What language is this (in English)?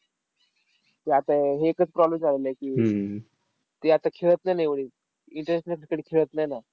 Marathi